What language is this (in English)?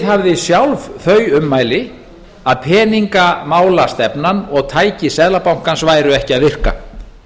Icelandic